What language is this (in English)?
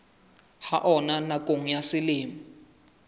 Southern Sotho